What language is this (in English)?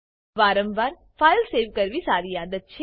Gujarati